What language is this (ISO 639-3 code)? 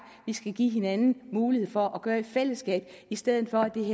dan